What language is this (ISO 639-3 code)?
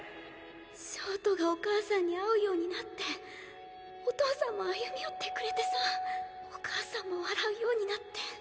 jpn